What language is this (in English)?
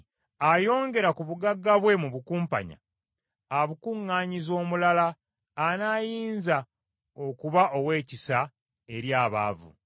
Ganda